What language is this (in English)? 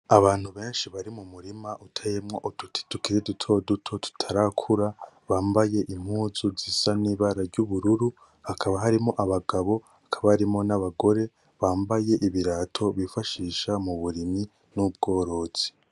Rundi